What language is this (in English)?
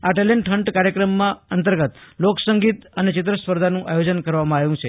Gujarati